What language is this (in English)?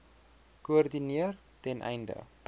Afrikaans